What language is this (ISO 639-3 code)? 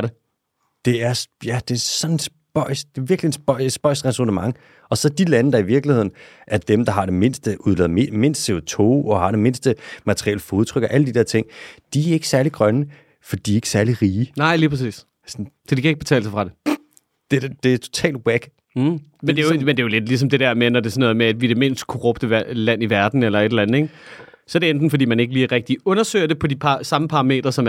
dan